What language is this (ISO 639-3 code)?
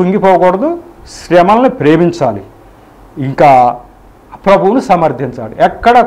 tel